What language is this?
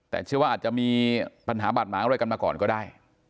Thai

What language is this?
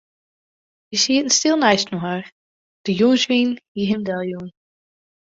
Western Frisian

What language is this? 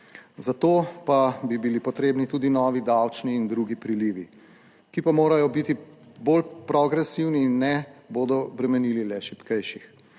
Slovenian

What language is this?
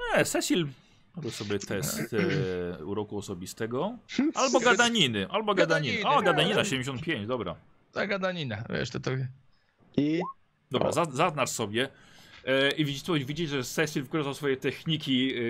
Polish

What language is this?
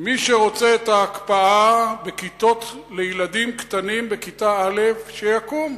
Hebrew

